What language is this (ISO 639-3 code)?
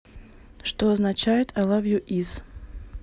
rus